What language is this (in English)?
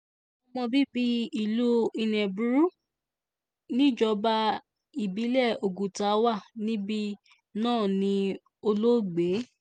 Yoruba